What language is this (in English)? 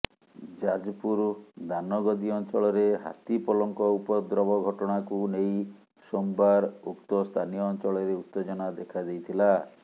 Odia